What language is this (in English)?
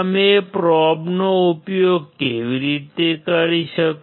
Gujarati